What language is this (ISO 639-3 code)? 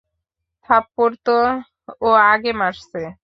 ben